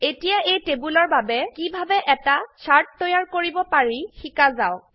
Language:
Assamese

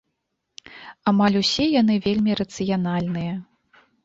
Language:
Belarusian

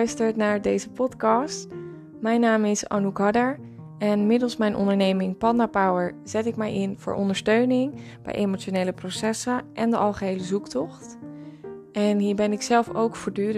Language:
Dutch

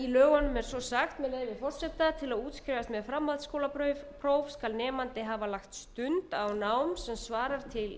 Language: Icelandic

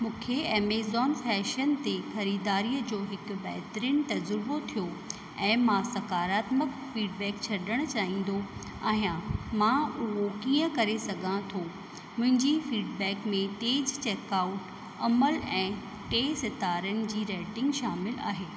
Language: Sindhi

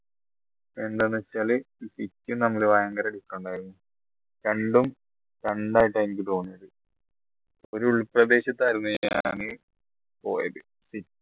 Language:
Malayalam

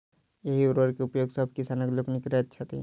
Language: Maithili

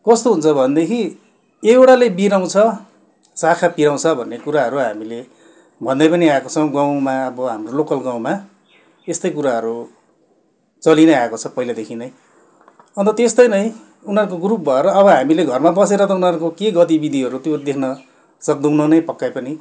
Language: Nepali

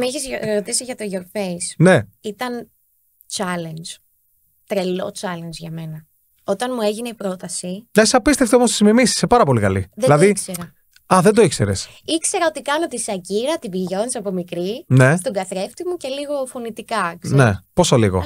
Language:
Greek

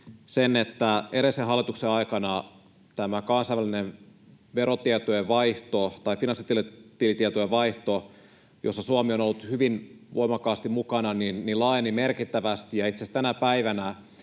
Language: Finnish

